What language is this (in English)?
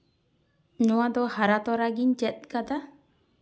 Santali